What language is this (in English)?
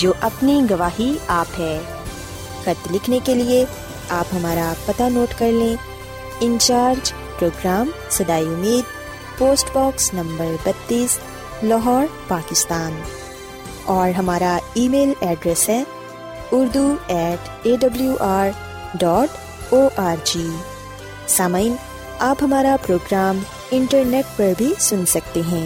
Urdu